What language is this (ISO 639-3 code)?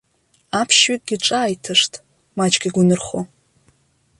abk